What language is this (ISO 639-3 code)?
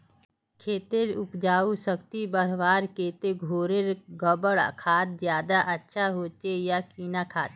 mag